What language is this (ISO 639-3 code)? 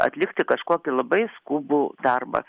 lit